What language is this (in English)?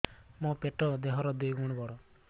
Odia